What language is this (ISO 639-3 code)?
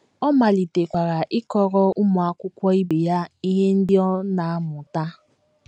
ibo